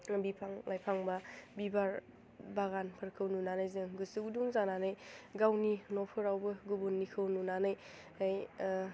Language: Bodo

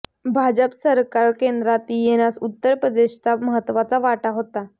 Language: Marathi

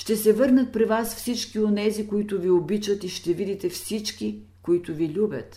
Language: Bulgarian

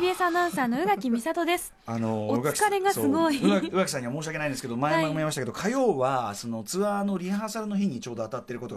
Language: Japanese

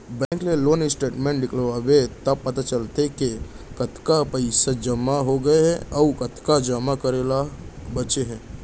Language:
Chhattisgarhi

